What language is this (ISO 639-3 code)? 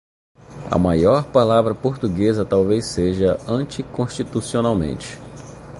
por